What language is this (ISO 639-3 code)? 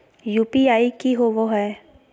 mag